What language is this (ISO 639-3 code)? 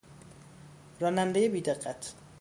fas